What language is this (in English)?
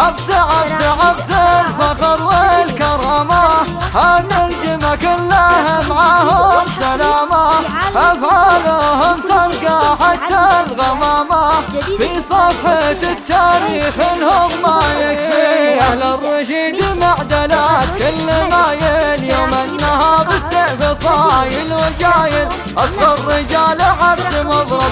Arabic